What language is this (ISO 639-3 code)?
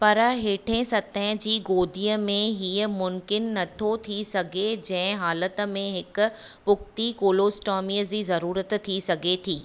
snd